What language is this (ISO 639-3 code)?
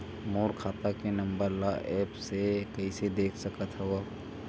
hne